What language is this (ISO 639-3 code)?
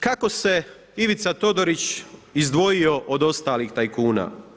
hrv